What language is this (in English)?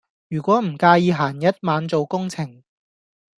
Cantonese